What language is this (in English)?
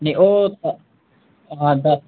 Dogri